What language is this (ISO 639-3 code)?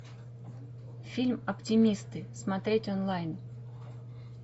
rus